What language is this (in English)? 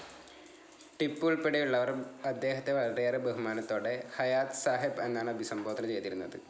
Malayalam